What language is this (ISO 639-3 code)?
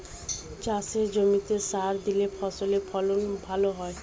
ben